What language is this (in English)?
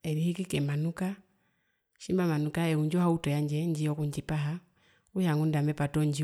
Herero